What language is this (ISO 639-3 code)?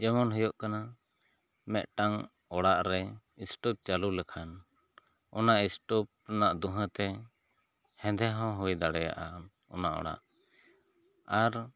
sat